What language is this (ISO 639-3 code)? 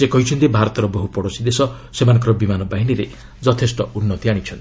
ori